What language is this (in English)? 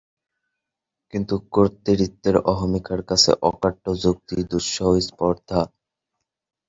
Bangla